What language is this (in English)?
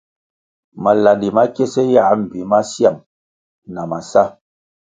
Kwasio